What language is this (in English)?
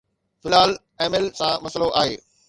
Sindhi